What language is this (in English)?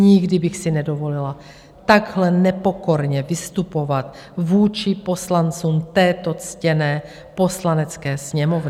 Czech